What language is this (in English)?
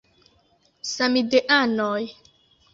Esperanto